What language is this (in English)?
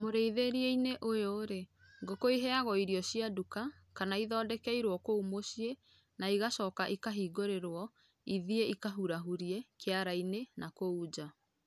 Kikuyu